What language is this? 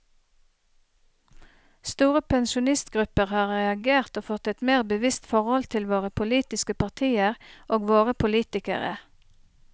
Norwegian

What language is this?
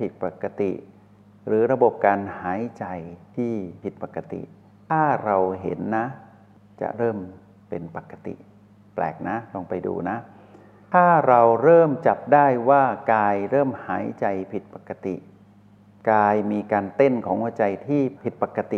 Thai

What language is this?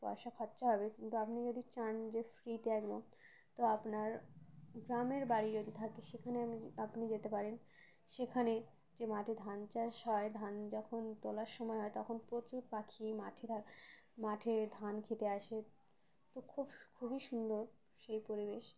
Bangla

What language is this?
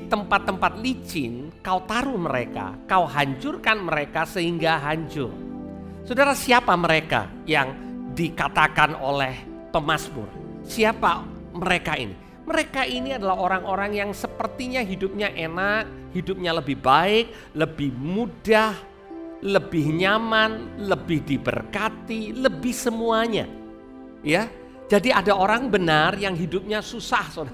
Indonesian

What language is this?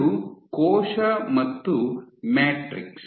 Kannada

